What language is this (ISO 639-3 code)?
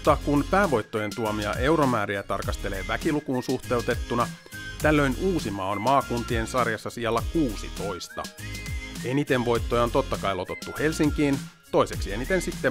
fin